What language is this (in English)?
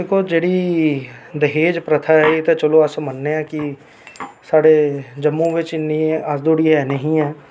Dogri